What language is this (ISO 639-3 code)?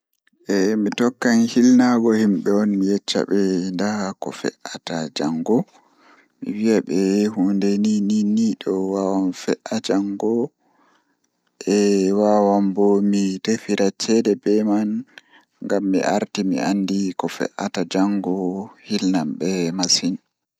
ful